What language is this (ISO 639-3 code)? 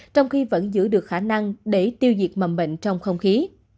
vie